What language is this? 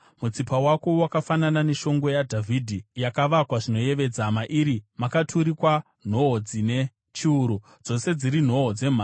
Shona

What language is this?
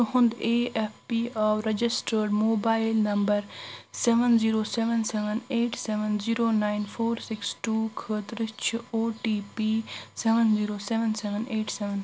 Kashmiri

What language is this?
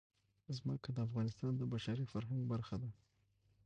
Pashto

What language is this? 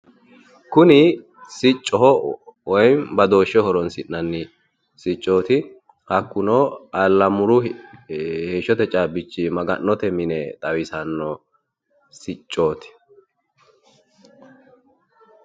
Sidamo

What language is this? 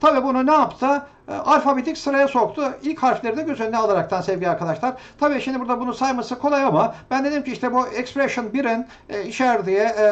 Turkish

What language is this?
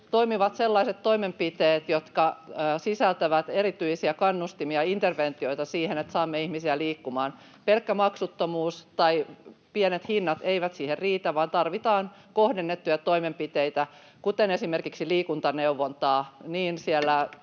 Finnish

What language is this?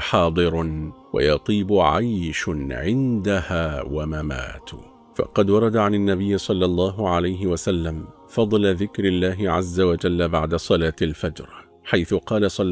Arabic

